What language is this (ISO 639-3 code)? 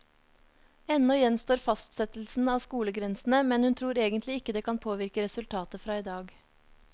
nor